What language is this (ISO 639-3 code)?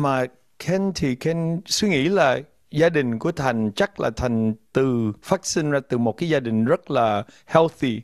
vie